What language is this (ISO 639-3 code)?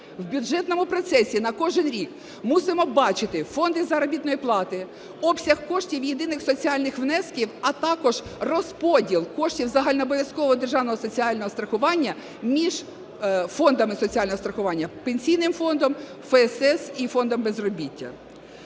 ukr